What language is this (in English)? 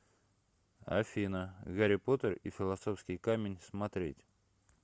Russian